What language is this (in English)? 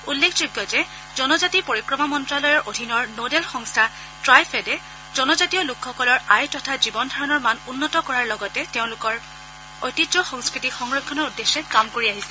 Assamese